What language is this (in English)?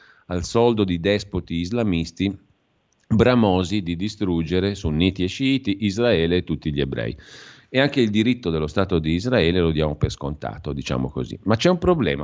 Italian